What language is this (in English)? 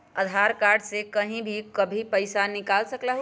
Magahi